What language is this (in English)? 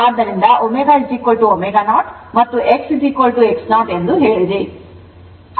Kannada